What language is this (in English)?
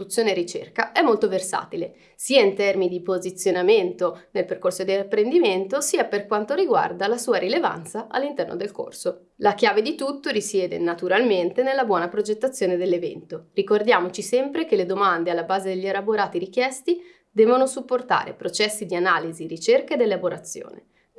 Italian